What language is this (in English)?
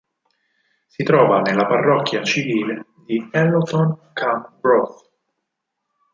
Italian